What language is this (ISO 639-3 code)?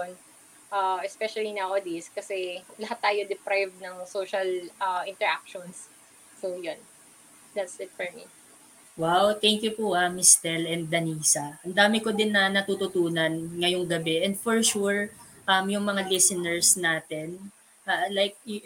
fil